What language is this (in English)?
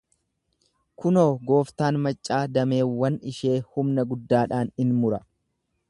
Oromo